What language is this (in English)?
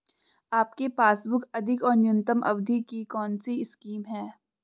Hindi